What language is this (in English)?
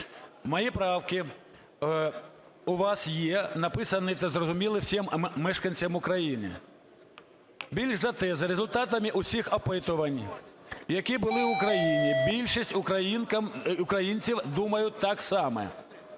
Ukrainian